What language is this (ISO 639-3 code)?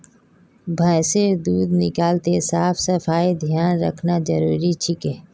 mag